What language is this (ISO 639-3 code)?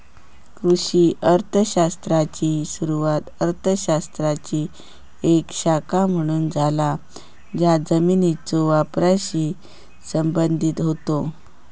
mar